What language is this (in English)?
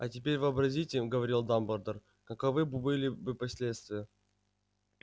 Russian